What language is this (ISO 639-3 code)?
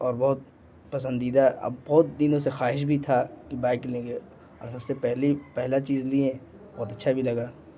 urd